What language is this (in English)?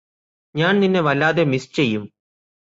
Malayalam